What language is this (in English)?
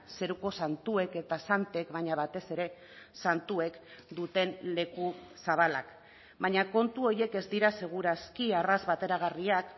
Basque